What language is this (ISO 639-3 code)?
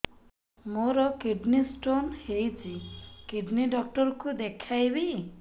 ori